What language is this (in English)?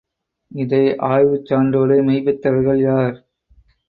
Tamil